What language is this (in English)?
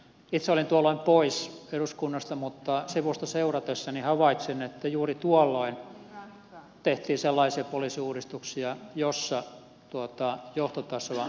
Finnish